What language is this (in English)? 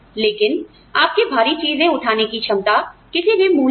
Hindi